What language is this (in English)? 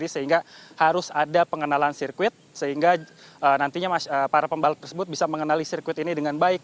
Indonesian